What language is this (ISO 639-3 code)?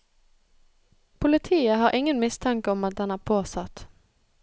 nor